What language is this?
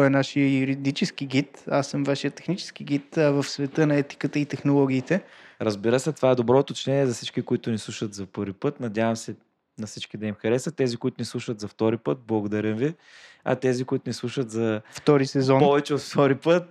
Bulgarian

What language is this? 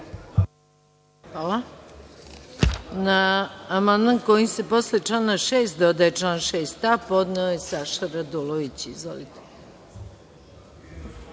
Serbian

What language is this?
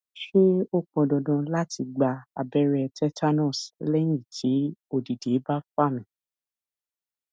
Yoruba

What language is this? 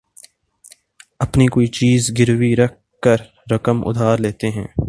Urdu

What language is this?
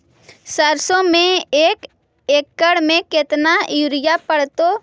Magahi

